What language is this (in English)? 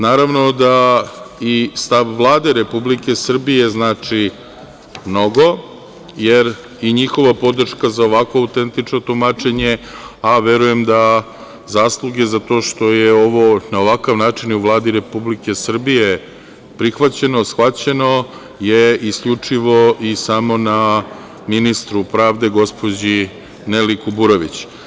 Serbian